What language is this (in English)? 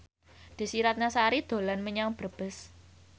Javanese